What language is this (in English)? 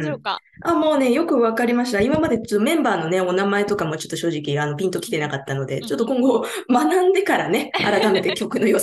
Japanese